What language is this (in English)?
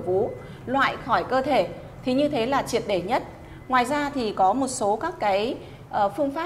Vietnamese